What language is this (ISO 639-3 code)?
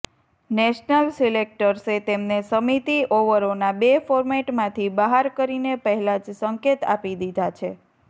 guj